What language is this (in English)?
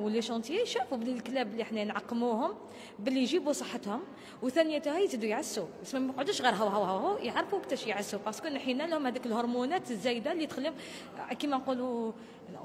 Arabic